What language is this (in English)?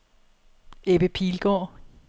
Danish